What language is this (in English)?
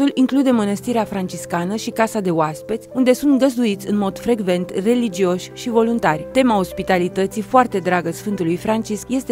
Romanian